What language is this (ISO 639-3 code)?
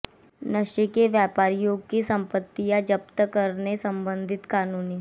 hin